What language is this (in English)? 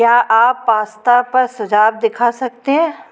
Hindi